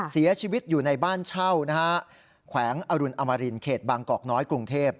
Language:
Thai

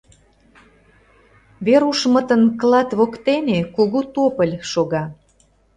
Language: Mari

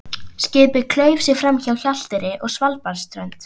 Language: Icelandic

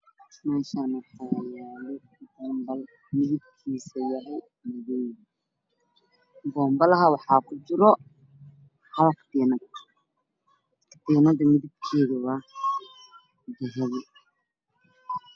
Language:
Somali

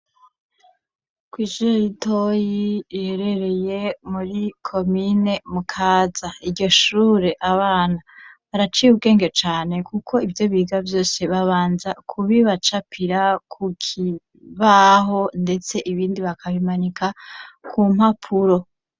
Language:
Rundi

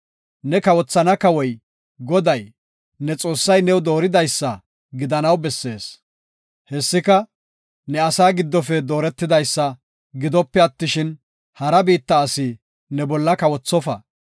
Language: Gofa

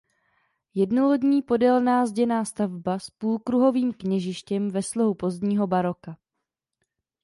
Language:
Czech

